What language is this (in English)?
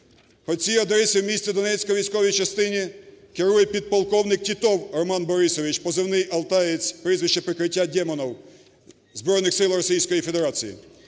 Ukrainian